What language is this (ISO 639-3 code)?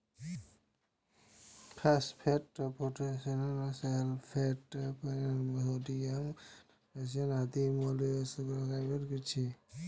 mai